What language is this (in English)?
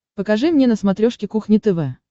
Russian